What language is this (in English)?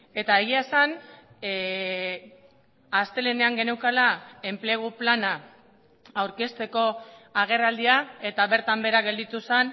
Basque